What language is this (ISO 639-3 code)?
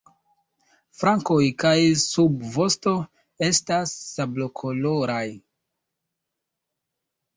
epo